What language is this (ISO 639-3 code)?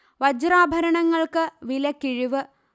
mal